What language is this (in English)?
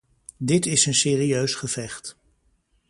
Dutch